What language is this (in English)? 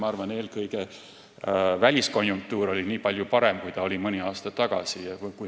Estonian